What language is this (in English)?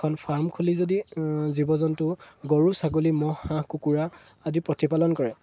Assamese